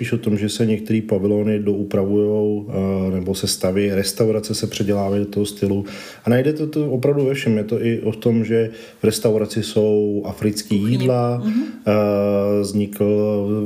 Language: Czech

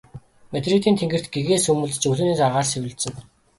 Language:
Mongolian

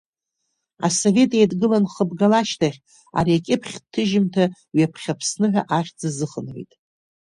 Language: Abkhazian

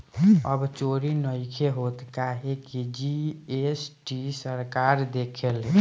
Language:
Bhojpuri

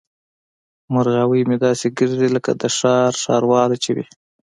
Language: Pashto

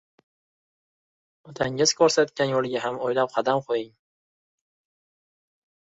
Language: Uzbek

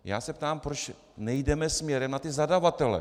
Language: Czech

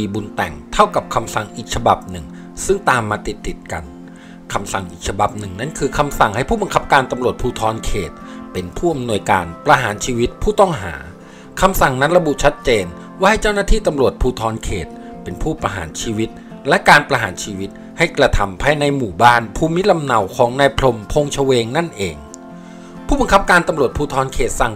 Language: Thai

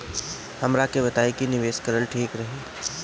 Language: Bhojpuri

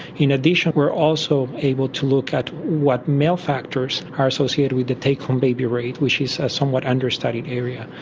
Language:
English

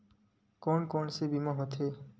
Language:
Chhattisgarhi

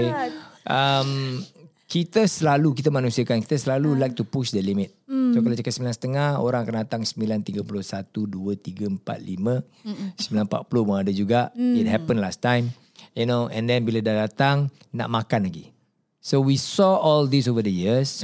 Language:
Malay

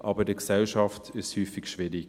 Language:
Swiss German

